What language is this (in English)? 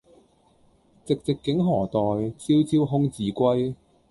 Cantonese